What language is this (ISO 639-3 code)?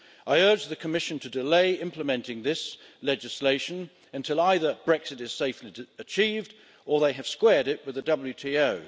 eng